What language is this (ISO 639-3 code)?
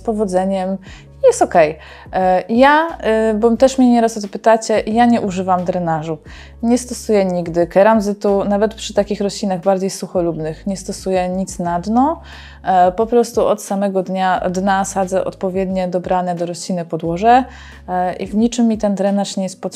pol